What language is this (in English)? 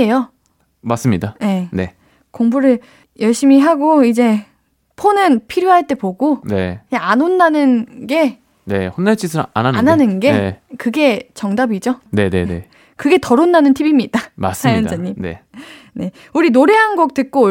Korean